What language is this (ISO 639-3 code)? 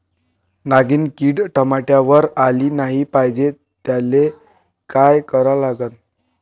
mar